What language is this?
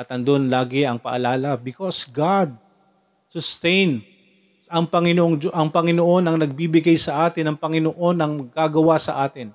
Filipino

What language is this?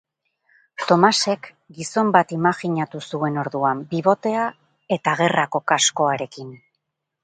Basque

